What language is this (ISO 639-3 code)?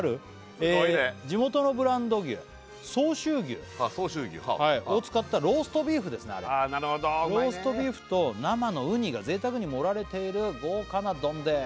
jpn